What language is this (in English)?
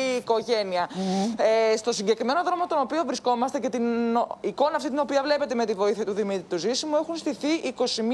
Greek